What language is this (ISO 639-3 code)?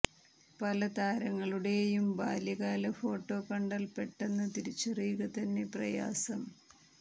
mal